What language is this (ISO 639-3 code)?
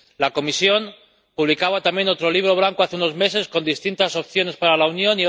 spa